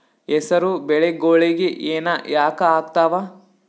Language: Kannada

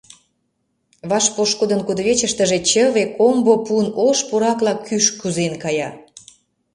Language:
Mari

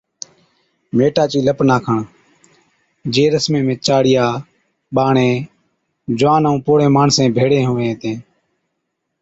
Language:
Od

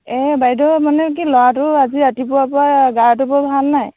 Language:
Assamese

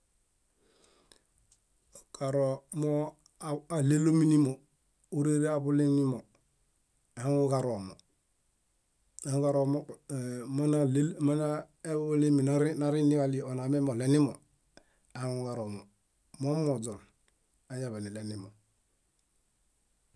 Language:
Bayot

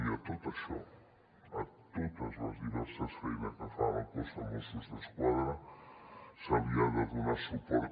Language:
Catalan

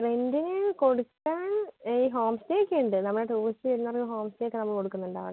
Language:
Malayalam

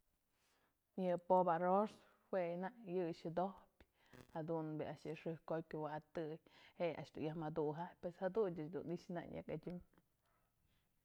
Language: Mazatlán Mixe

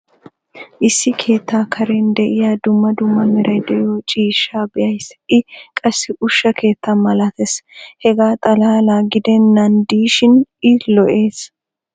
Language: Wolaytta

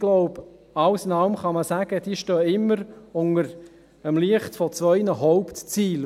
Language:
Swiss German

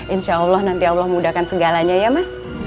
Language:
Indonesian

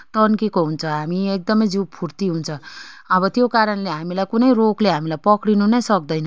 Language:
Nepali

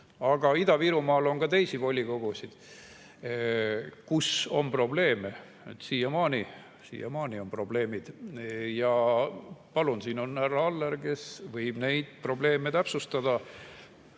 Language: Estonian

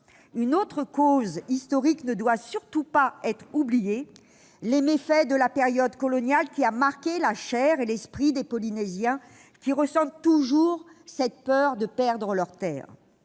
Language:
French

